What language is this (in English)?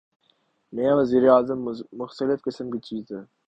Urdu